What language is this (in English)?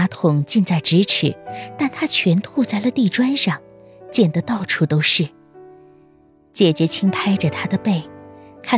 Chinese